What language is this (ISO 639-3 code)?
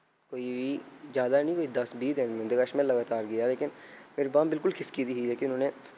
doi